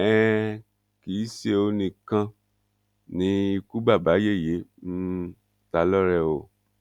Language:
Yoruba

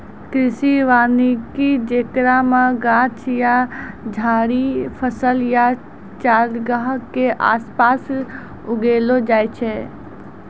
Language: Maithili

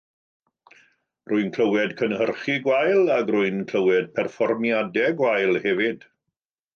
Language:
Welsh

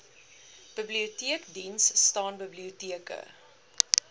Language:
Afrikaans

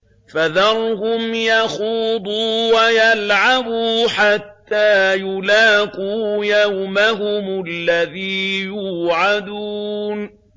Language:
Arabic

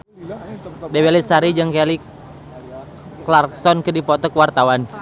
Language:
Sundanese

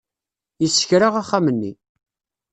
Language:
Kabyle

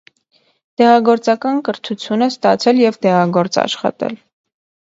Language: Armenian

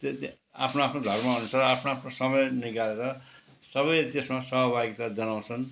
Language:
Nepali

